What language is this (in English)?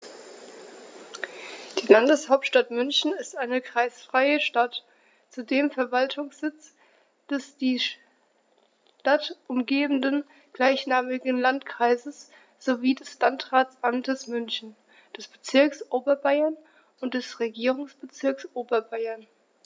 German